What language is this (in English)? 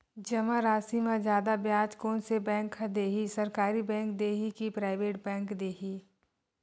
Chhattisgarhi